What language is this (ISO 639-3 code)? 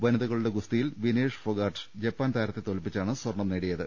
mal